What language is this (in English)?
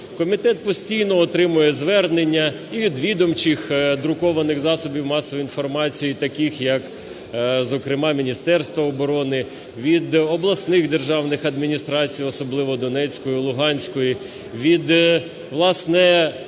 Ukrainian